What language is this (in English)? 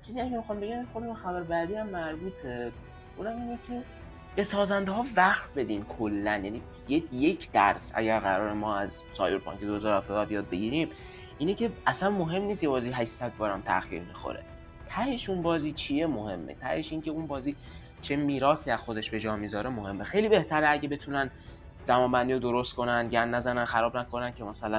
Persian